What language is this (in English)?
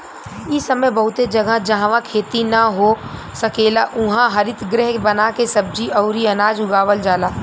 Bhojpuri